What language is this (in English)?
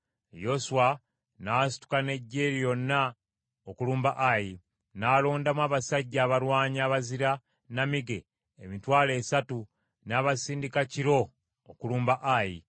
Ganda